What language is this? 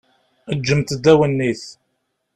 Kabyle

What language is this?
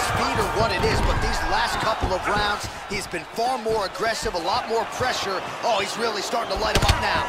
English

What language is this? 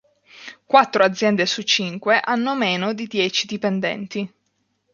Italian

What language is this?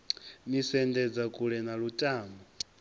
Venda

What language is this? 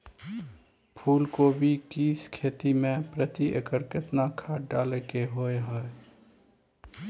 Maithili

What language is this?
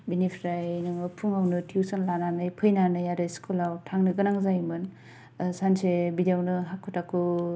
Bodo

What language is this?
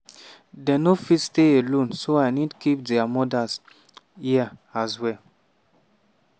Nigerian Pidgin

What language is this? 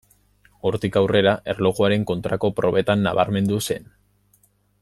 Basque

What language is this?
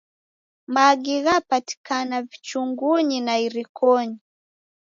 Taita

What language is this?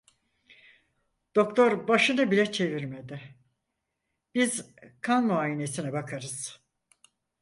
Turkish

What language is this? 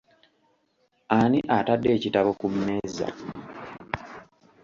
Ganda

